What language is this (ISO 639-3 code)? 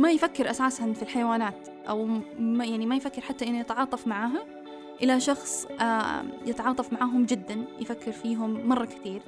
ara